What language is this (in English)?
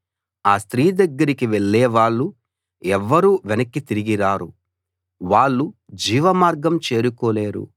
Telugu